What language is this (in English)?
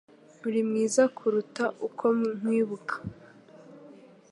Kinyarwanda